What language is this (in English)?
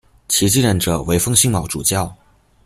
Chinese